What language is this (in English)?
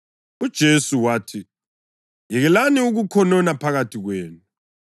North Ndebele